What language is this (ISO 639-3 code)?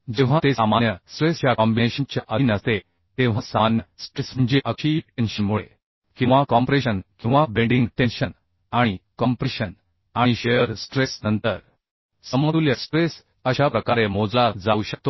mar